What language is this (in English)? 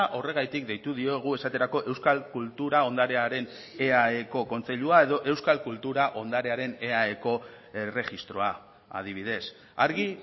Basque